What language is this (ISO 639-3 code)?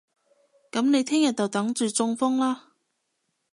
yue